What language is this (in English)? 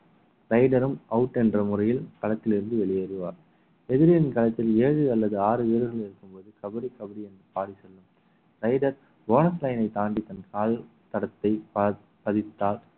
Tamil